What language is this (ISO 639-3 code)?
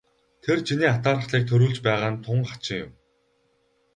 mon